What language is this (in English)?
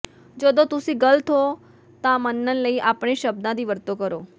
Punjabi